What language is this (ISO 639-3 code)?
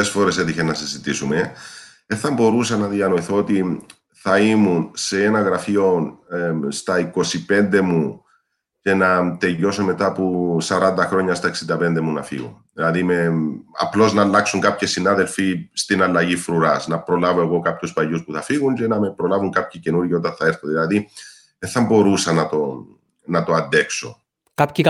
ell